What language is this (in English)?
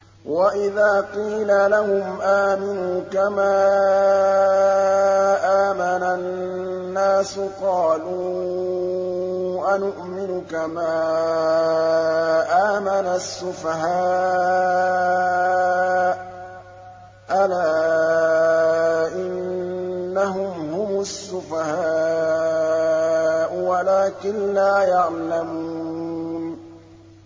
Arabic